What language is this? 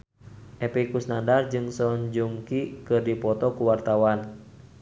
Sundanese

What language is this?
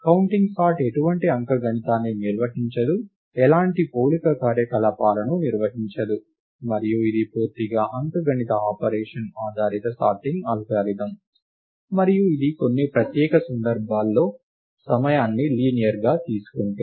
Telugu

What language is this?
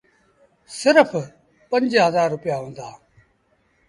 Sindhi Bhil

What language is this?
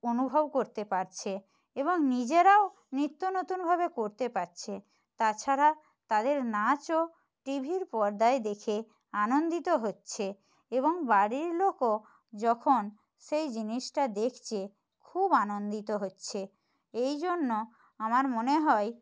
Bangla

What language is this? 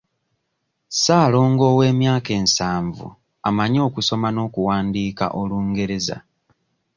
Ganda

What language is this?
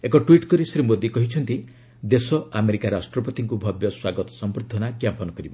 Odia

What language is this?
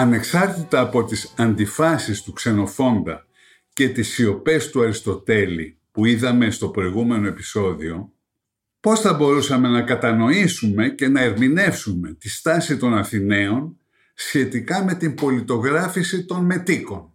Greek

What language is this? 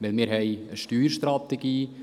Swiss German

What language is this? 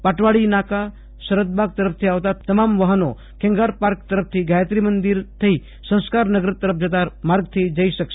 Gujarati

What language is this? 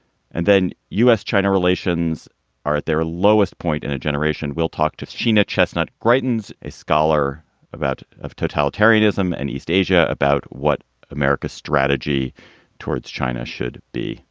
English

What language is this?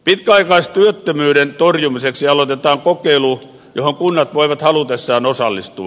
Finnish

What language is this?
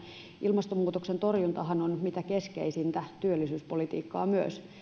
Finnish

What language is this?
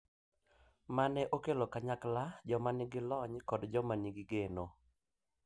Luo (Kenya and Tanzania)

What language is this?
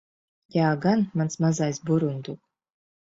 Latvian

